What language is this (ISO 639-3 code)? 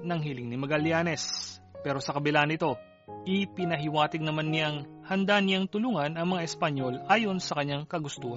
fil